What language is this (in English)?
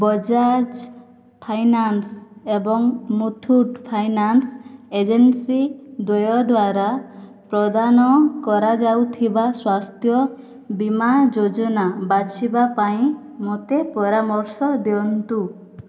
Odia